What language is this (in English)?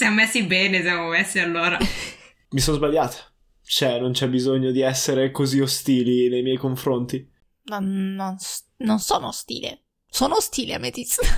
Italian